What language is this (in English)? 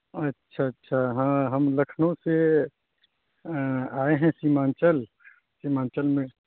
Urdu